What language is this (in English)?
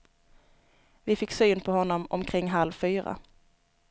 Swedish